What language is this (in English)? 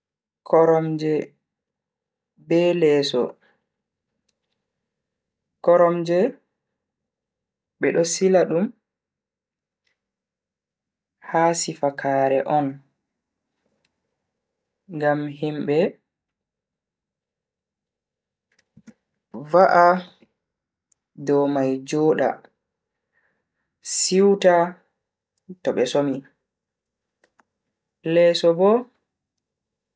Bagirmi Fulfulde